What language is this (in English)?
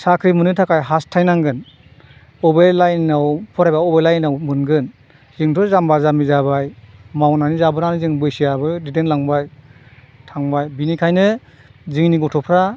Bodo